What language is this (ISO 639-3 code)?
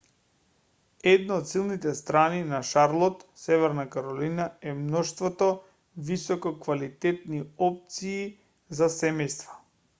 mkd